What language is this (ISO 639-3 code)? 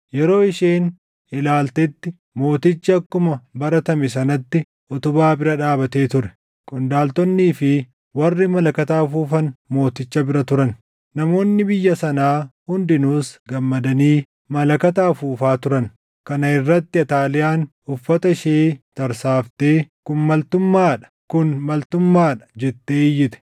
orm